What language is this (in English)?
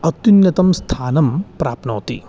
Sanskrit